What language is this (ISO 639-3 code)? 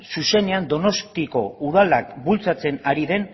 eus